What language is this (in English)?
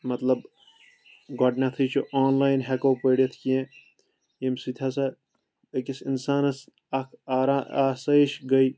Kashmiri